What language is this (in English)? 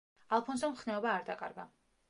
Georgian